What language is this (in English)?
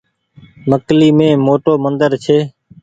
Goaria